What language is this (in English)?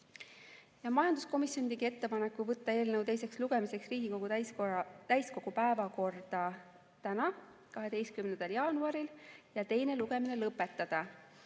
Estonian